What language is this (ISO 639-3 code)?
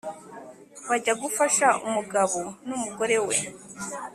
kin